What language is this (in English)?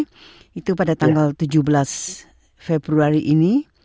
Indonesian